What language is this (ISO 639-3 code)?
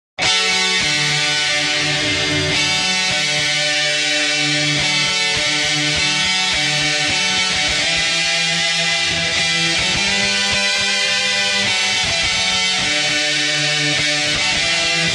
ron